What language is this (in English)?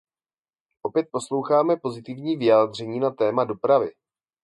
Czech